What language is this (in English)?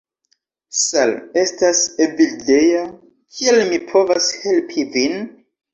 Esperanto